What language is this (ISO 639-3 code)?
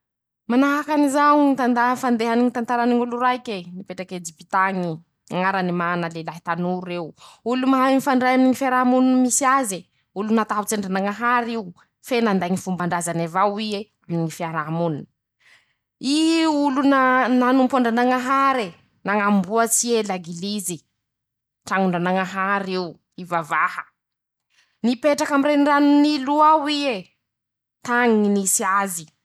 msh